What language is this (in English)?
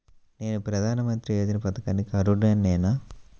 Telugu